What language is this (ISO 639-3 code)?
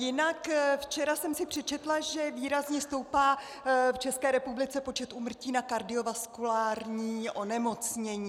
ces